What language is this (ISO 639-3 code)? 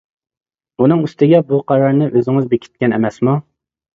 uig